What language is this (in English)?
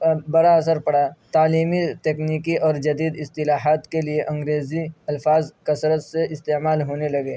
Urdu